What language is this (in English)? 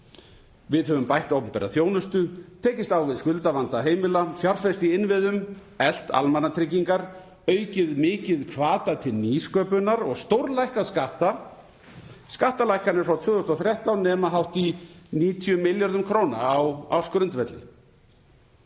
Icelandic